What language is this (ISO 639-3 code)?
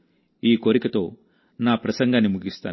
tel